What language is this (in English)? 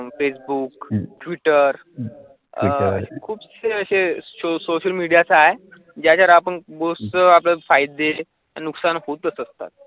Marathi